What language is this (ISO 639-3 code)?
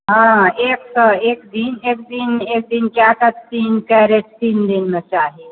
mai